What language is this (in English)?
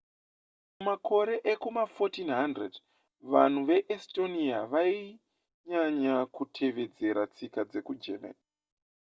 Shona